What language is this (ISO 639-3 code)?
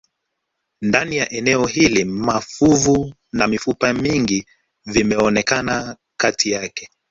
swa